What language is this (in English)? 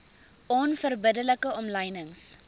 Afrikaans